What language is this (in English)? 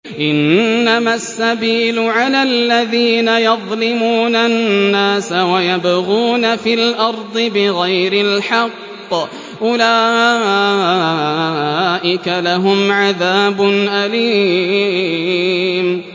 Arabic